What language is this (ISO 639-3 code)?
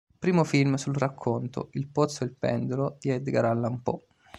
ita